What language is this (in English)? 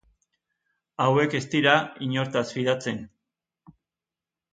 Basque